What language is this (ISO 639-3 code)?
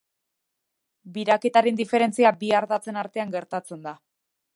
eus